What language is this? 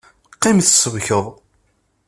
Kabyle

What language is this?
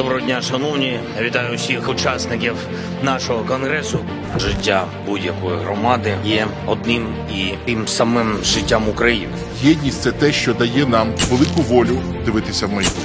Ukrainian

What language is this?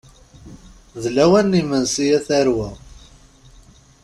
Kabyle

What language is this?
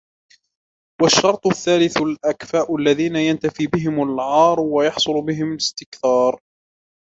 Arabic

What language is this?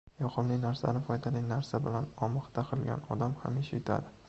Uzbek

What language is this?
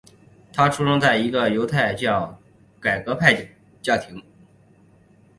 Chinese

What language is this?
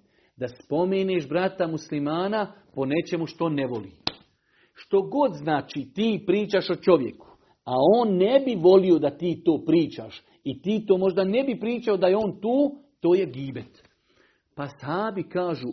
Croatian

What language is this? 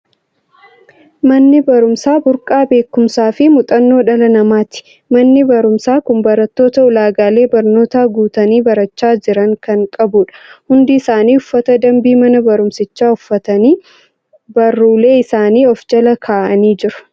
Oromo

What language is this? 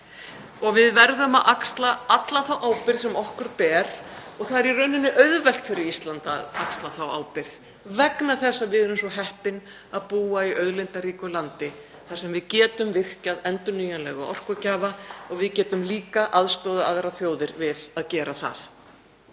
Icelandic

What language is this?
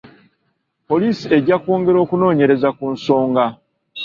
Ganda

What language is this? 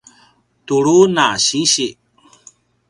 Paiwan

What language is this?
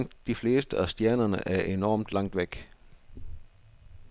Danish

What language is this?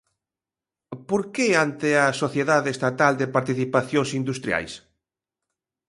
Galician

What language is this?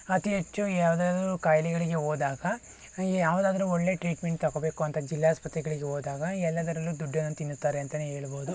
Kannada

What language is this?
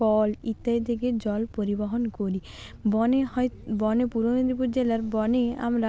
Bangla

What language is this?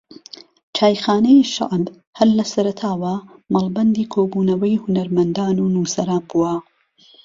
Central Kurdish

